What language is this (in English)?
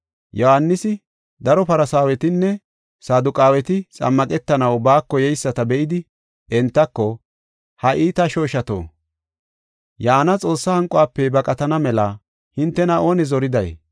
Gofa